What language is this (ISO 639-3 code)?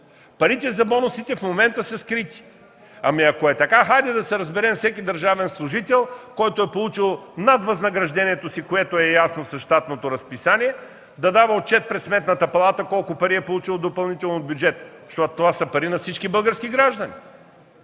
bul